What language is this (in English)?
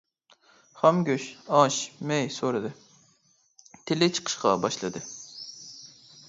Uyghur